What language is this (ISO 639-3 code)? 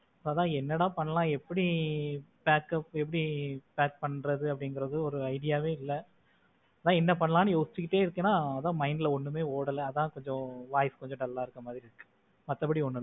tam